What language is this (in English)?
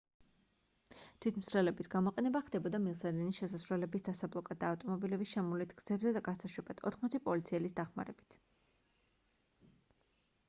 Georgian